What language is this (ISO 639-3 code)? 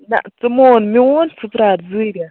kas